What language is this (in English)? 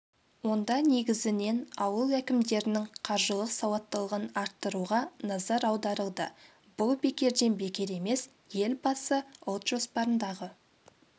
Kazakh